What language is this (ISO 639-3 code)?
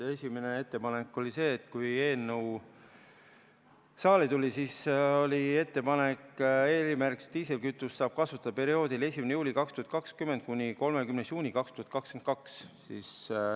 est